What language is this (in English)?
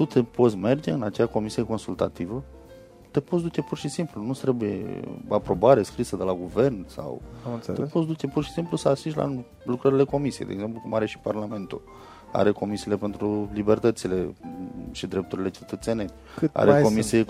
Romanian